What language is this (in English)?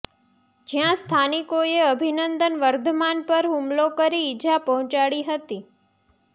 Gujarati